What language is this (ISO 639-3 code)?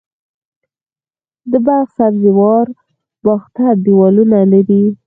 pus